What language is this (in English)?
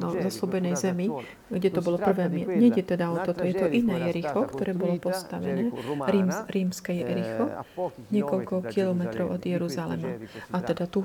Slovak